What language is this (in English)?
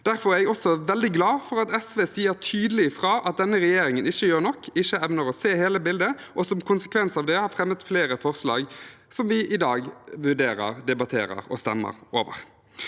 Norwegian